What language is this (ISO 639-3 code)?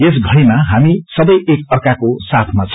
nep